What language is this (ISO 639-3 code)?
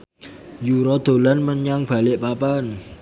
jav